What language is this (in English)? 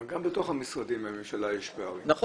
Hebrew